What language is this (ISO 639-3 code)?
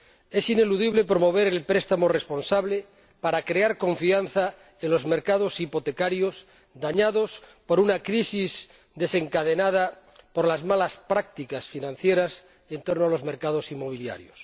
spa